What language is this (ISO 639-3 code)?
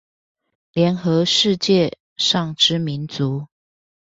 zho